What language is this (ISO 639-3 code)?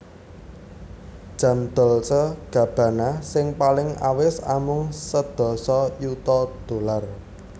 jav